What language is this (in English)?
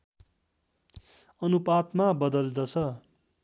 Nepali